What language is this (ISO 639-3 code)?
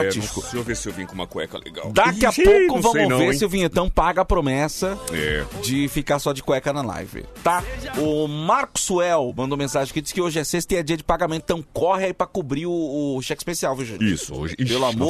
por